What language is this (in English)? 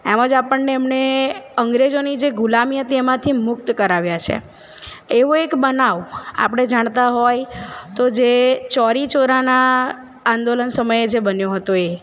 Gujarati